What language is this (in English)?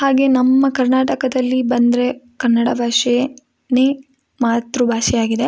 Kannada